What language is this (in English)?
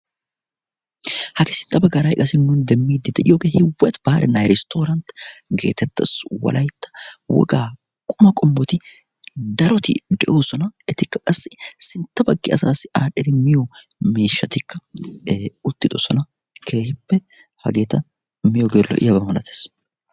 Wolaytta